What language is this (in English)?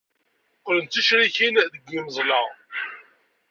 Kabyle